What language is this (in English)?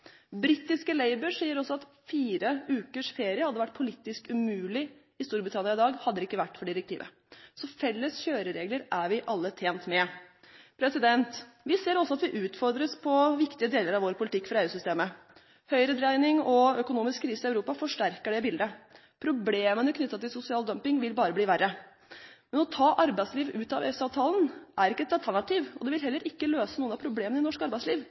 Norwegian Bokmål